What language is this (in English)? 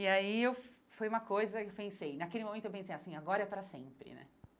Portuguese